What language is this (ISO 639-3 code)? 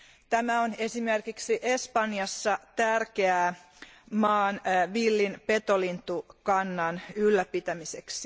fin